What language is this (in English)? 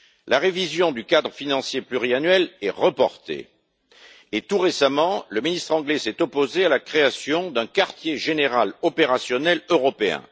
French